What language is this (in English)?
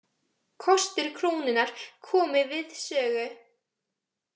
Icelandic